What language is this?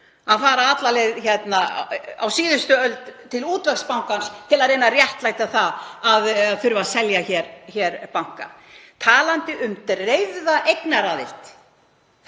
Icelandic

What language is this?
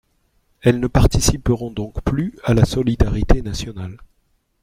French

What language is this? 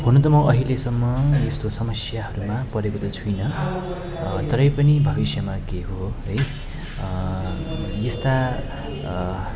Nepali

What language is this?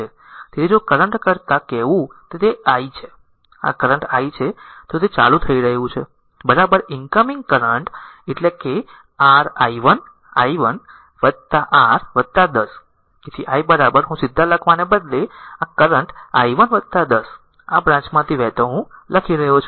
Gujarati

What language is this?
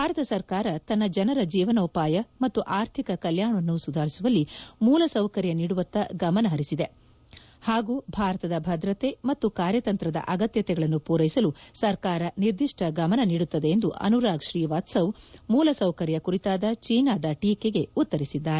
Kannada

